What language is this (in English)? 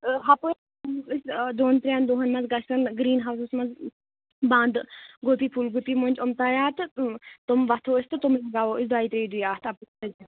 Kashmiri